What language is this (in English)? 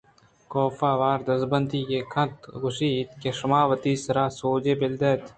Eastern Balochi